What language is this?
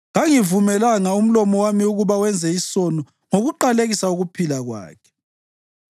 North Ndebele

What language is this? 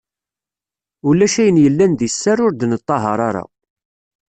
Kabyle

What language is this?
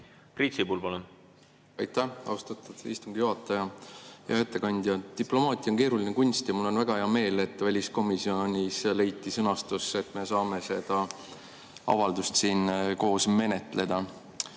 Estonian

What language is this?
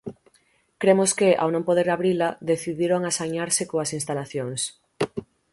Galician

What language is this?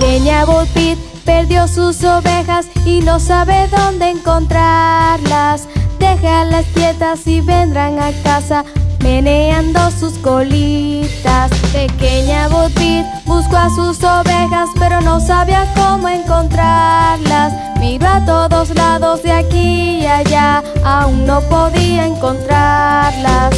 Spanish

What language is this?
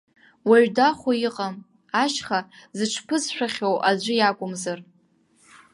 Abkhazian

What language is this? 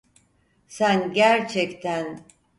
Turkish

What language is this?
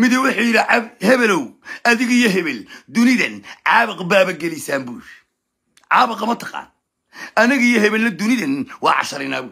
Arabic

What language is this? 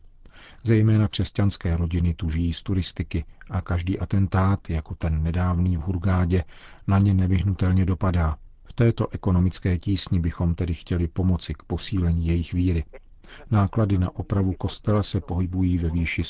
Czech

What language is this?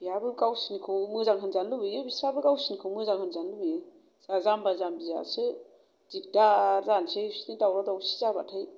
Bodo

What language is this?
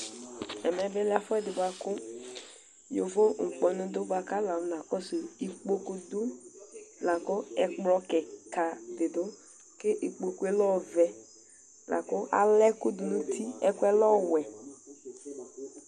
Ikposo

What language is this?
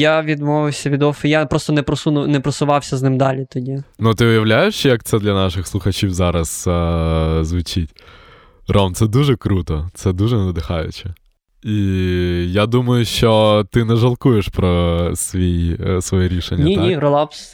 Ukrainian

